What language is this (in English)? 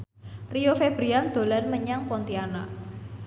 Javanese